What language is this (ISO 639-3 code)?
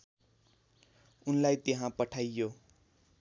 nep